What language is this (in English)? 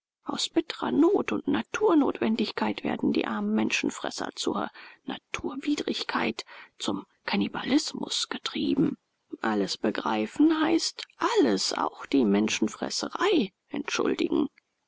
German